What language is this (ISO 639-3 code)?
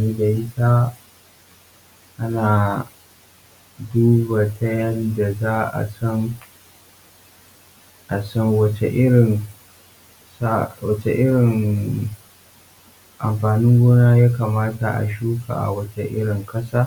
hau